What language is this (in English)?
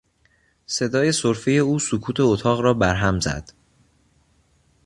Persian